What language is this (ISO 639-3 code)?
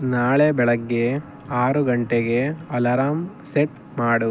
kan